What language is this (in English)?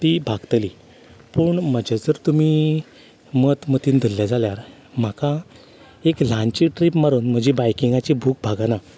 Konkani